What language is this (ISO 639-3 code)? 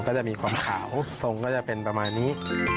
tha